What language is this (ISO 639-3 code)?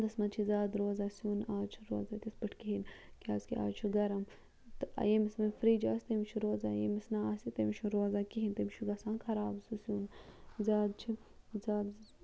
kas